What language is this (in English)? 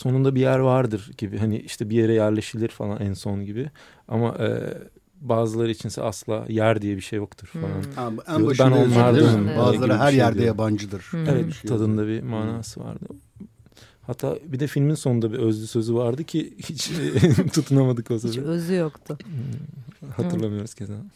Turkish